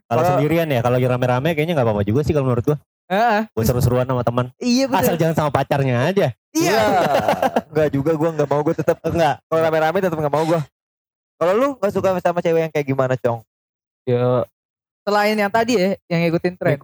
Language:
Indonesian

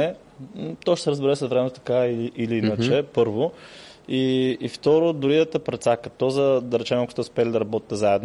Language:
Bulgarian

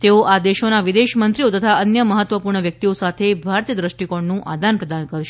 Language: Gujarati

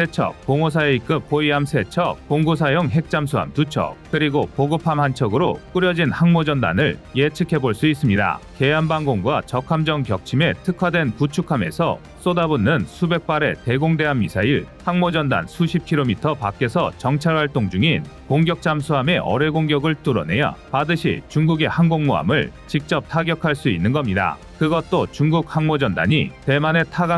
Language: Korean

